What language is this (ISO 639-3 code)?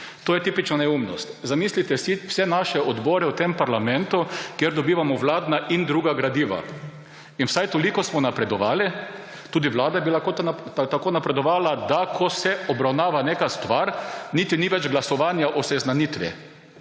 slv